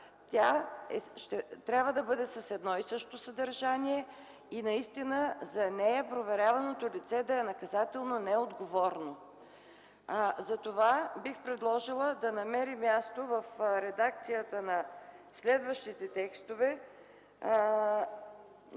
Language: Bulgarian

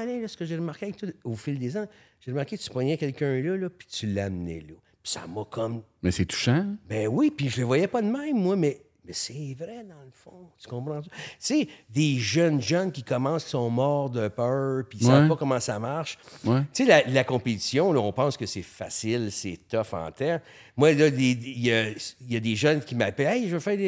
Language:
French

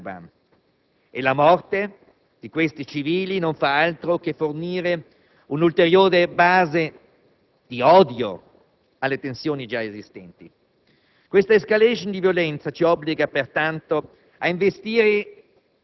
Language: Italian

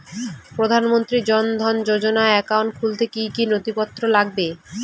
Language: Bangla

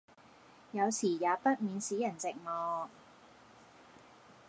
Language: Cantonese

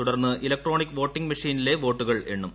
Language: Malayalam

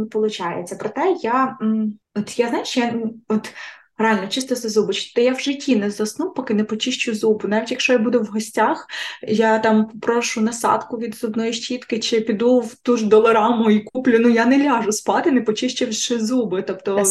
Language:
Ukrainian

